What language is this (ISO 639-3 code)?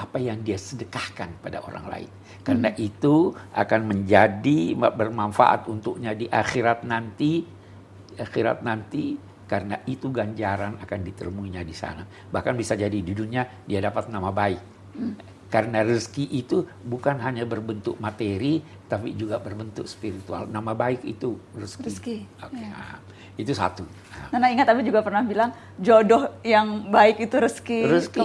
ind